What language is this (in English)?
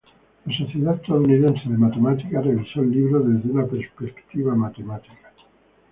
Spanish